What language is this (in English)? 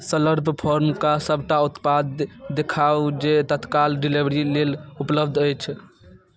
Maithili